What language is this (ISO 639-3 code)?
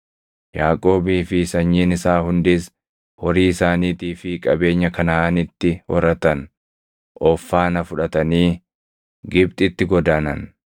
orm